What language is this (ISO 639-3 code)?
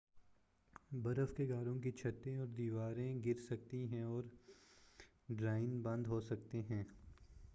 urd